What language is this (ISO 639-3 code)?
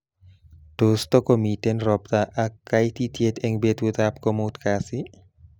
kln